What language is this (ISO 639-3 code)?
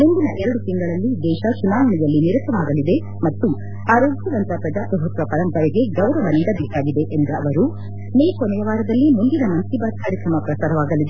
kan